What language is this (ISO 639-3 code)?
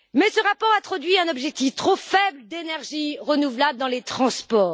fra